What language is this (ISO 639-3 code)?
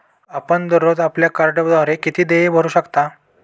mar